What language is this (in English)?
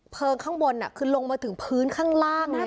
Thai